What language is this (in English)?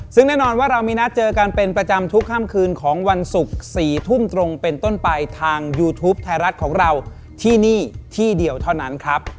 Thai